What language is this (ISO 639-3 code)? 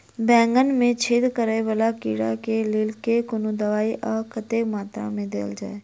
mai